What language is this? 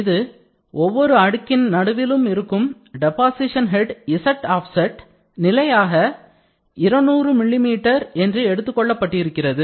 Tamil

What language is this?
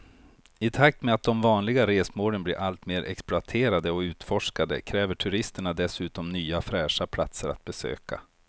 Swedish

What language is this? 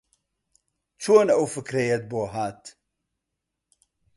Central Kurdish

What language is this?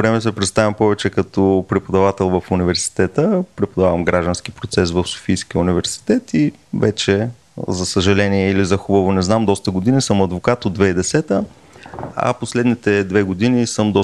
Bulgarian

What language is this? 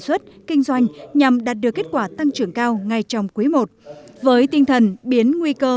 Vietnamese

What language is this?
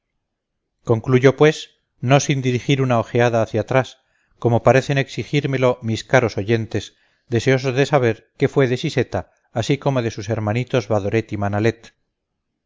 Spanish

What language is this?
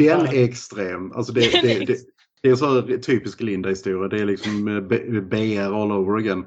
Swedish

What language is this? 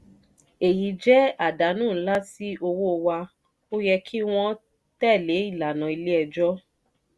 Yoruba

